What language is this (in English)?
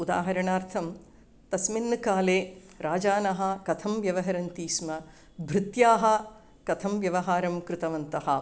Sanskrit